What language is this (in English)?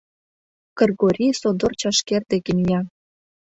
Mari